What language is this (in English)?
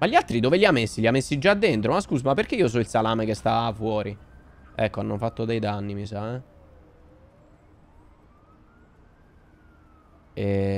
Italian